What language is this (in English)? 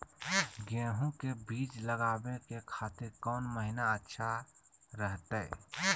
Magahi